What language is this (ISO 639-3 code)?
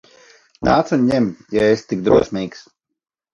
lav